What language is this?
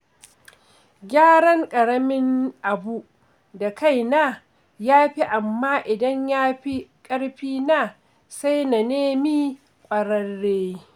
Hausa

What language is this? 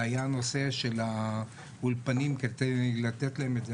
Hebrew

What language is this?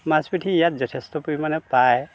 Assamese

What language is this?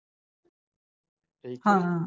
Punjabi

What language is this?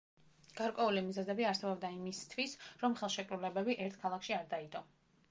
Georgian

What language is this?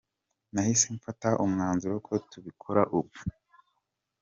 Kinyarwanda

